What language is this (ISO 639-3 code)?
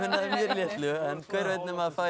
isl